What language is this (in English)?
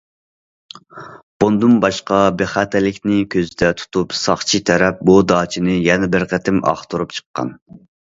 Uyghur